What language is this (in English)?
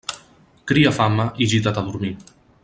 Catalan